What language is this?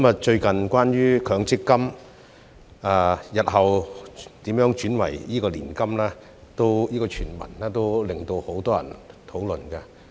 Cantonese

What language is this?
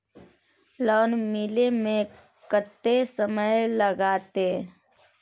Maithili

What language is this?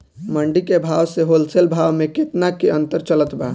Bhojpuri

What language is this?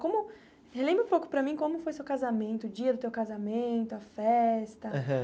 Portuguese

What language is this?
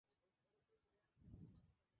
Spanish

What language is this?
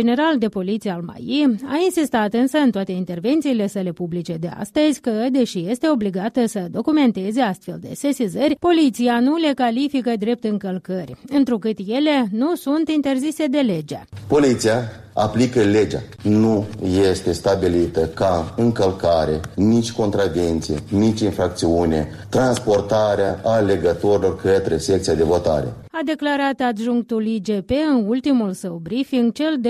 Romanian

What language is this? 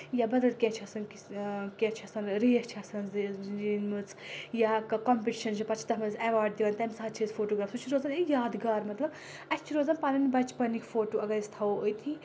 Kashmiri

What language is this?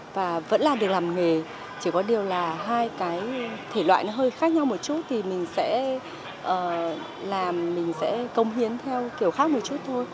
Vietnamese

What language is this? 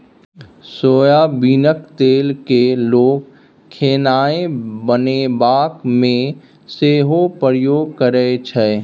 Maithili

